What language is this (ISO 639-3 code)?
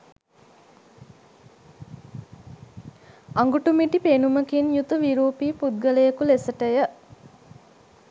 sin